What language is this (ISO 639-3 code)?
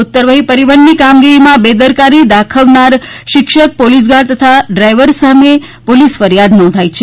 guj